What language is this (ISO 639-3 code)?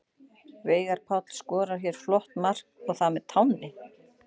isl